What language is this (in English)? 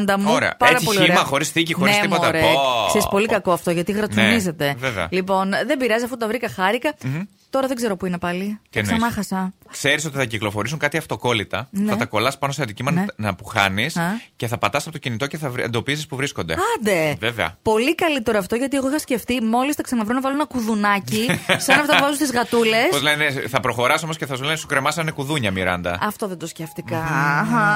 Greek